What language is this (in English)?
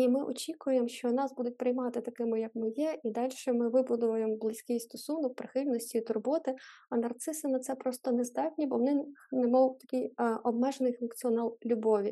Ukrainian